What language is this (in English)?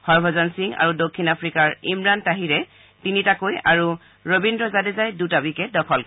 Assamese